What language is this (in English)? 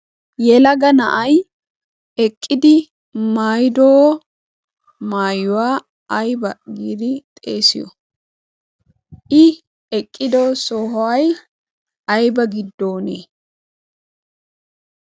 Wolaytta